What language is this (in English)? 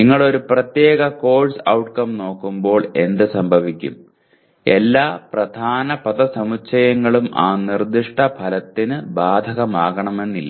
Malayalam